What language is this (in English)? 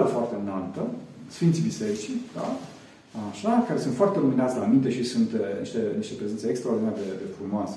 Romanian